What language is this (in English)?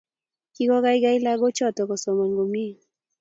Kalenjin